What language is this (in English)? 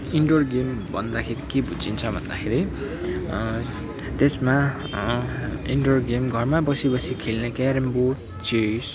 Nepali